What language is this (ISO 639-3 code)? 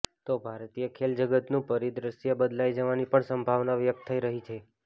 guj